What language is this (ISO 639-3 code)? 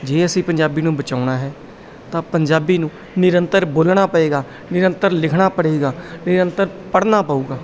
pan